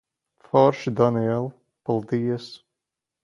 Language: Latvian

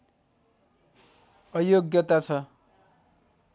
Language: Nepali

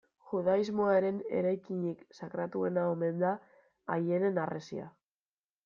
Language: Basque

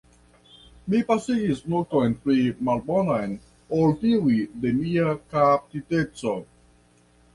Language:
Esperanto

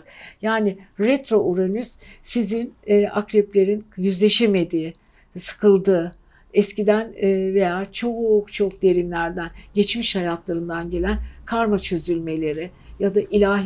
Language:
Turkish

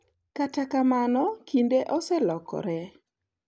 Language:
Luo (Kenya and Tanzania)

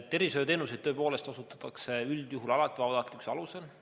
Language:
Estonian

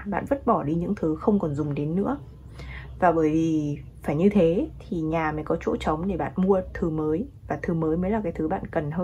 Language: Vietnamese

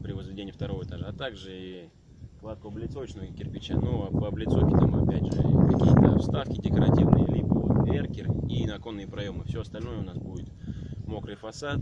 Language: Russian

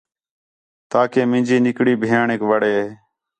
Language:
Khetrani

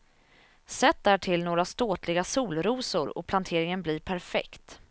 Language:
Swedish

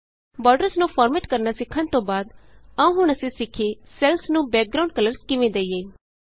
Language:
Punjabi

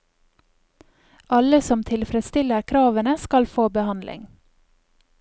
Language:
Norwegian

